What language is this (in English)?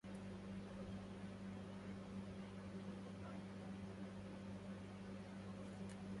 Arabic